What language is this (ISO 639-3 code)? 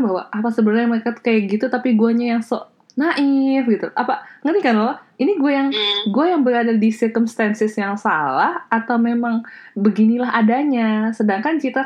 ind